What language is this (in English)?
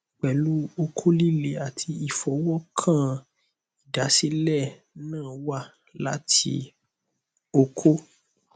Yoruba